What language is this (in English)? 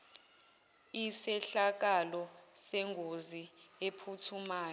Zulu